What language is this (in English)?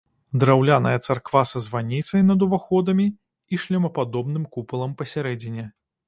Belarusian